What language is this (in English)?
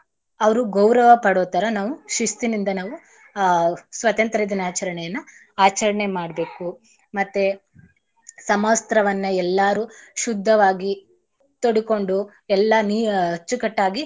Kannada